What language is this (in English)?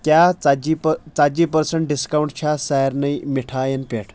Kashmiri